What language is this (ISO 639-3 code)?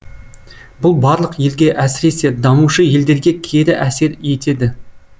kaz